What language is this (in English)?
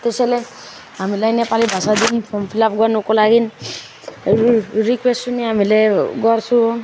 Nepali